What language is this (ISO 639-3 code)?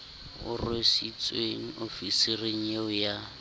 sot